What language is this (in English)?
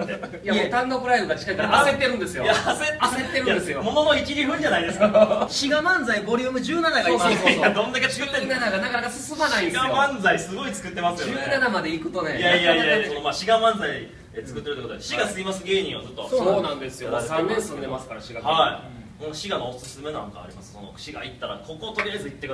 Japanese